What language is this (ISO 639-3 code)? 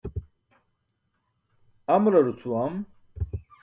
bsk